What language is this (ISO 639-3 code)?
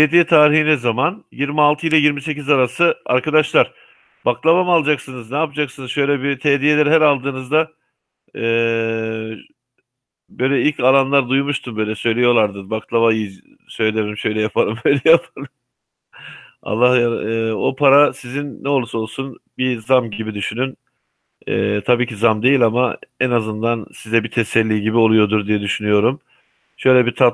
tur